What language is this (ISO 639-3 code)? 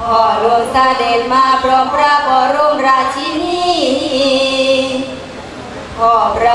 tha